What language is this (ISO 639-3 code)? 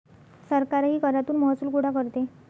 mar